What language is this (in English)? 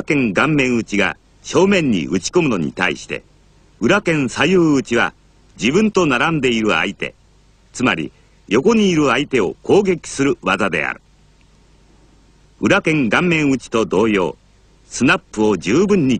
Japanese